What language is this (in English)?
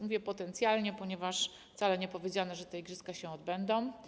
Polish